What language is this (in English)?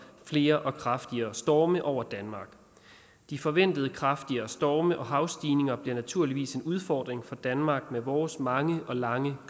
Danish